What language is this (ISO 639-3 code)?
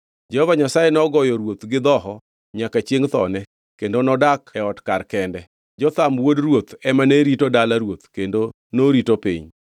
luo